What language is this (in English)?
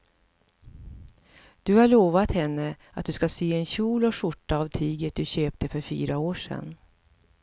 Swedish